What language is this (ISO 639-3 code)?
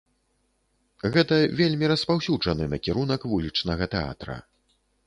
bel